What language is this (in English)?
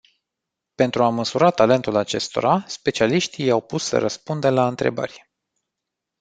Romanian